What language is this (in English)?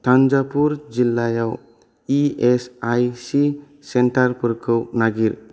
Bodo